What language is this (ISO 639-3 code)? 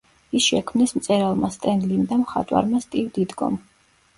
kat